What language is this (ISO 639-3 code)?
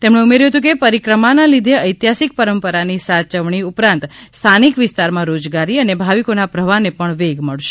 guj